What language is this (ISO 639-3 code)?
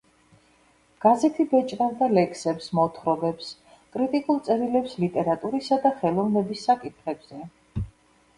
kat